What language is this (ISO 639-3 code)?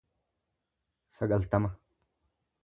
orm